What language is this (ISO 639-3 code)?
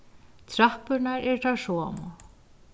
fao